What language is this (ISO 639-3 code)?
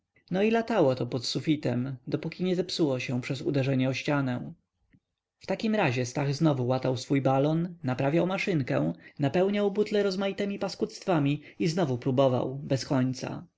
pol